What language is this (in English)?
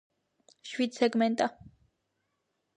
Georgian